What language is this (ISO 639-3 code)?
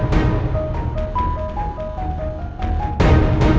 ind